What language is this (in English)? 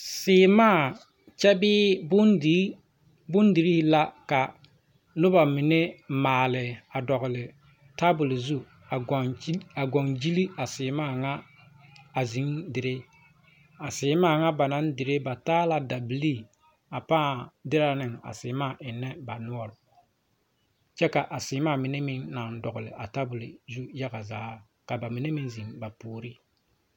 Southern Dagaare